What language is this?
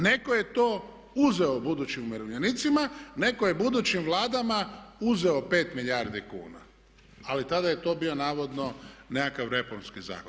Croatian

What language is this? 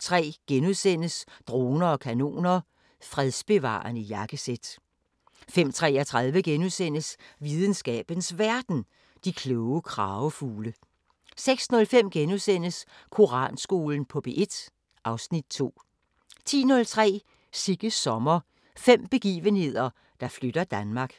Danish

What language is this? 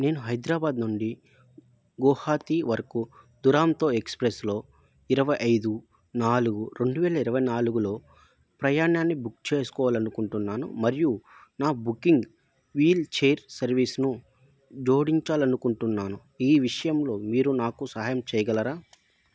Telugu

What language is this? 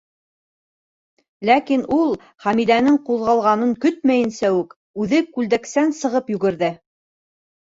Bashkir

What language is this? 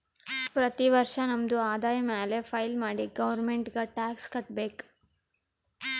Kannada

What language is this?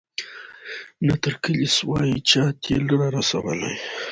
Pashto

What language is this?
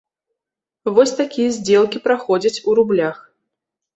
Belarusian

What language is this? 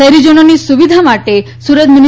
Gujarati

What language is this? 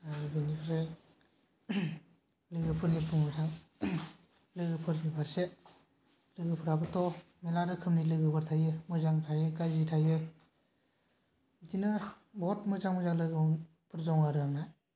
Bodo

